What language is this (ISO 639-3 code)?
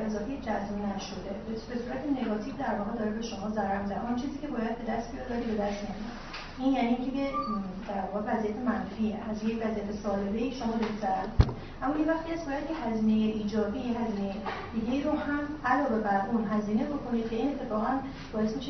fas